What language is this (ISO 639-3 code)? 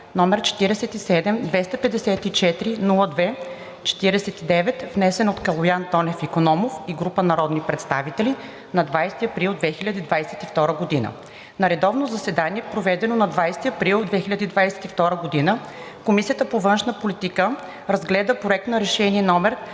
bul